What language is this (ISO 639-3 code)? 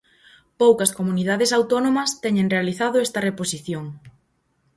glg